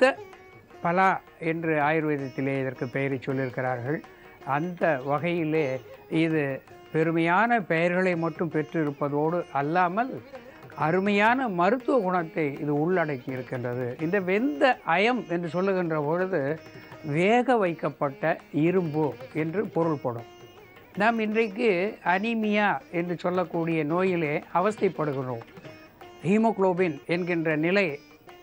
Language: Tamil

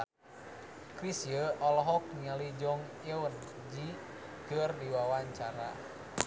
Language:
Sundanese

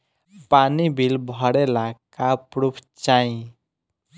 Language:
Bhojpuri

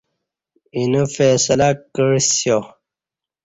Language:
Kati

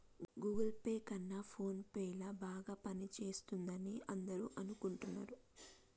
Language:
Telugu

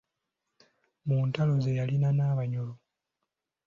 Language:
Ganda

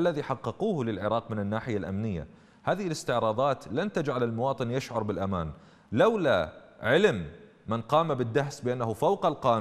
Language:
Arabic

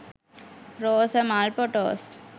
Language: Sinhala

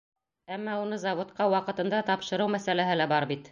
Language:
Bashkir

